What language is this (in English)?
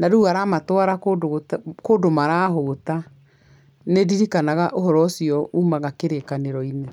Kikuyu